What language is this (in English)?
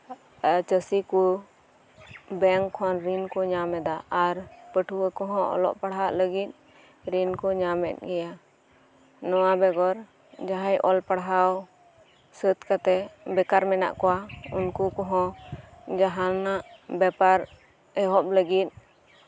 Santali